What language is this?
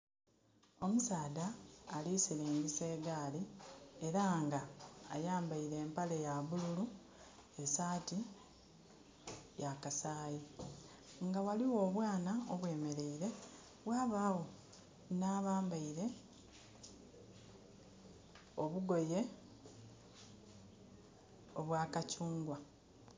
Soga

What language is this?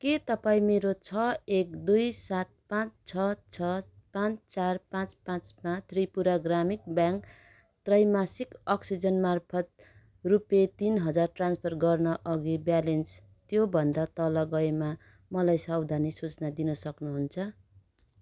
Nepali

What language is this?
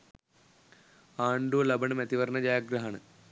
Sinhala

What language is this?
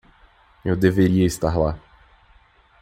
Portuguese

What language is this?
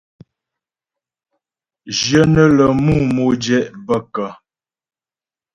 Ghomala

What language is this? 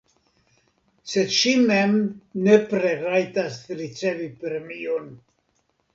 Esperanto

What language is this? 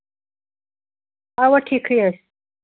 Kashmiri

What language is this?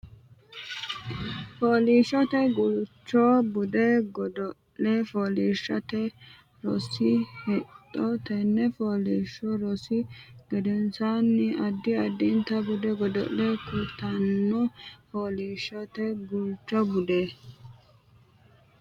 Sidamo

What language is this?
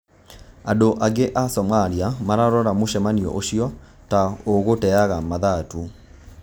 Kikuyu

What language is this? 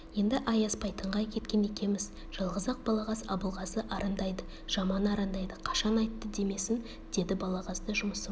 Kazakh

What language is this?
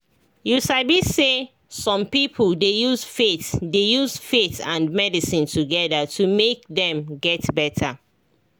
Nigerian Pidgin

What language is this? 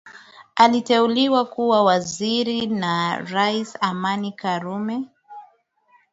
Swahili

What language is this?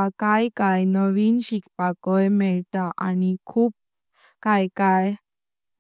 Konkani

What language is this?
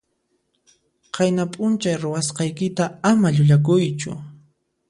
Puno Quechua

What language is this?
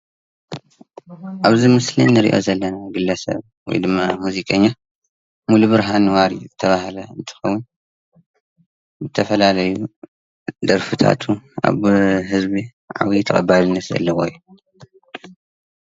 Tigrinya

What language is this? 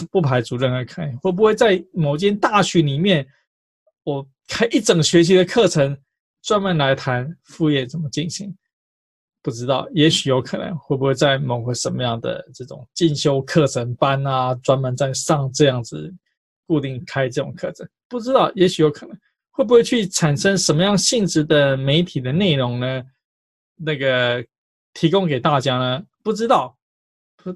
Chinese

